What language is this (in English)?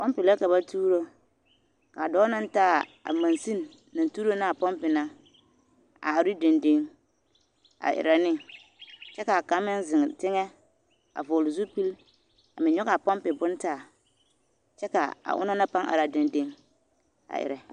Southern Dagaare